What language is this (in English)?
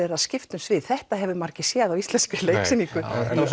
Icelandic